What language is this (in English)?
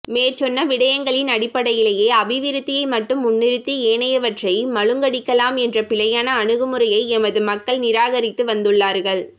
Tamil